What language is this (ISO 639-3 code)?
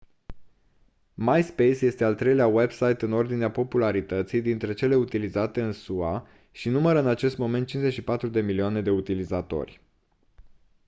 ron